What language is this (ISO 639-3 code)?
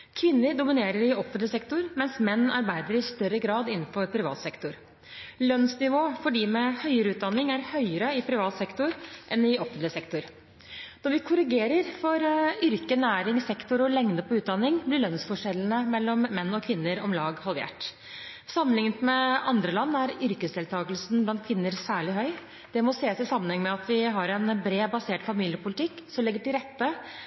nob